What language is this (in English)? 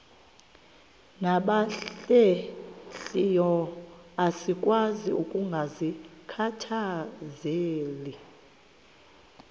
Xhosa